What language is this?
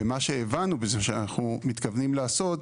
Hebrew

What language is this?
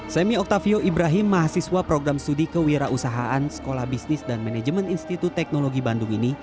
Indonesian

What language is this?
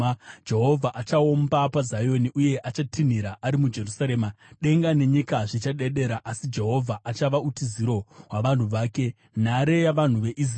Shona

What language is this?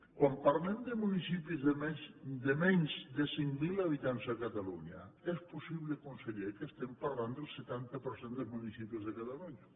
Catalan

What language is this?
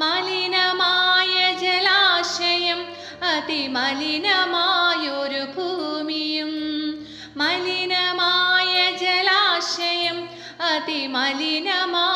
Malayalam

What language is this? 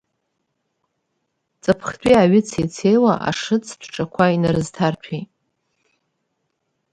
Abkhazian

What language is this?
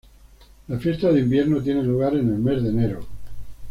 Spanish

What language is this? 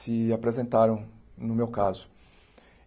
Portuguese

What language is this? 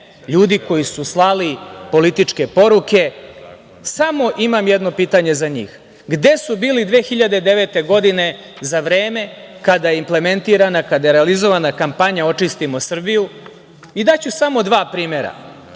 Serbian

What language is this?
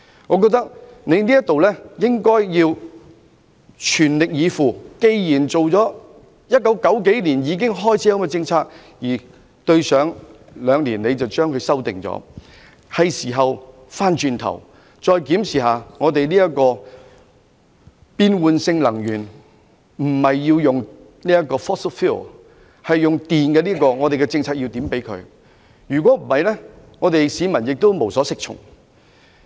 Cantonese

